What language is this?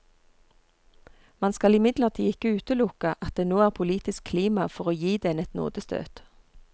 Norwegian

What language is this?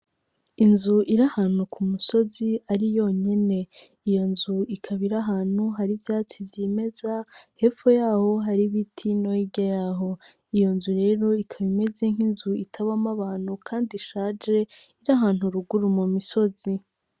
Rundi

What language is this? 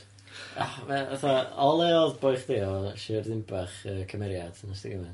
Welsh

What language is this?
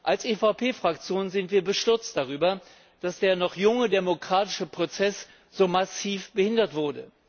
German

